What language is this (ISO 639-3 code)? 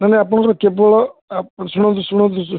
ori